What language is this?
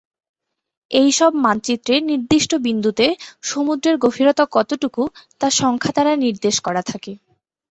Bangla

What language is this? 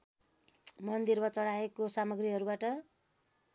Nepali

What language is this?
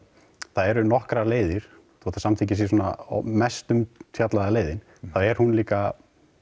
Icelandic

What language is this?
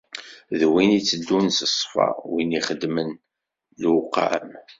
Kabyle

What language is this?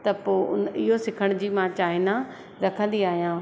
Sindhi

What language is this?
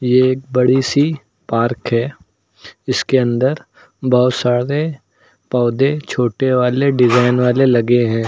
Hindi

